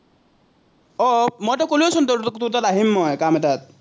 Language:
Assamese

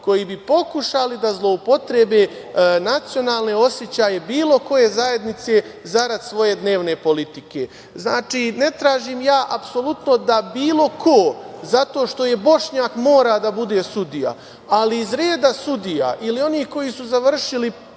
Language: Serbian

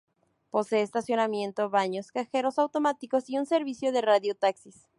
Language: Spanish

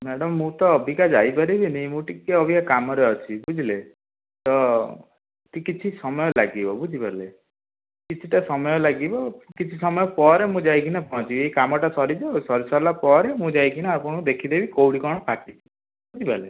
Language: Odia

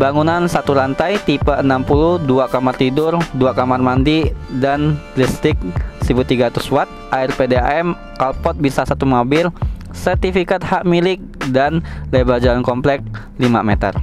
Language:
Indonesian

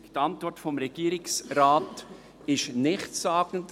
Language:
Swiss German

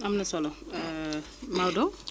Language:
Wolof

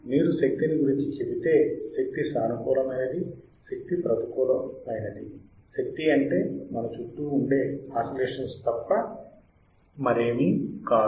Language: Telugu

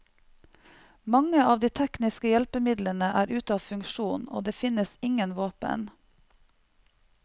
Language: Norwegian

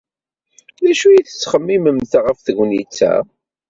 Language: Kabyle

